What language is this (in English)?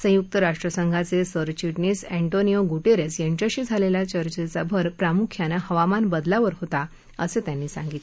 Marathi